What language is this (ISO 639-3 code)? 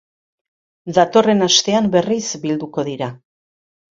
eus